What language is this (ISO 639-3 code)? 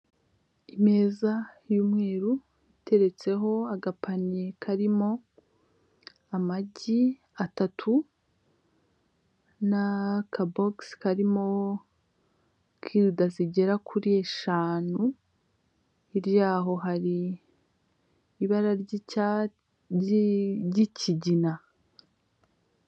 kin